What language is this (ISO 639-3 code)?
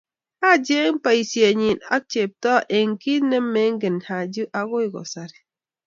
kln